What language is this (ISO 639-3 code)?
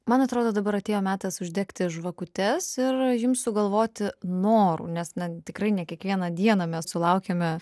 lit